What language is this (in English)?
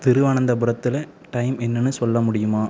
Tamil